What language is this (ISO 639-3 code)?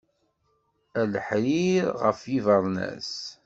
kab